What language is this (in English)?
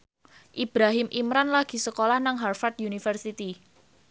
Javanese